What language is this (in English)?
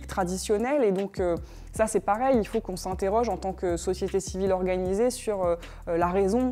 French